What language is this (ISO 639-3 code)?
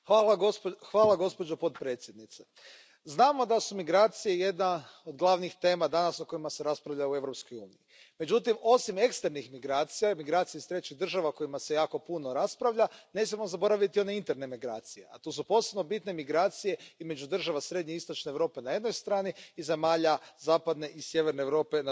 hrv